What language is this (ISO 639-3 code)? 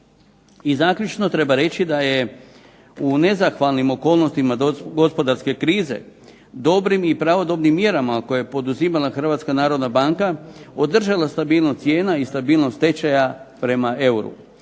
hrv